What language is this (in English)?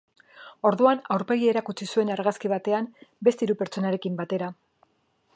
Basque